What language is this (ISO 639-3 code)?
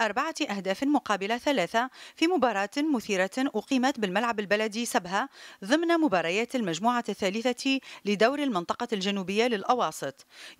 ara